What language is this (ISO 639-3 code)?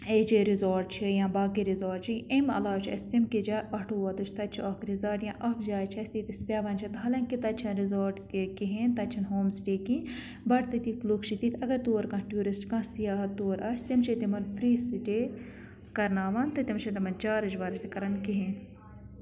kas